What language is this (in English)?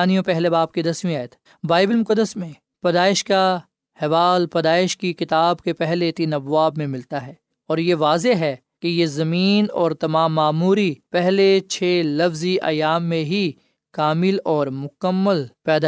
Urdu